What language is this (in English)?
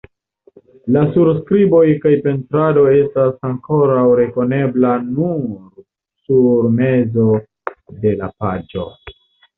Esperanto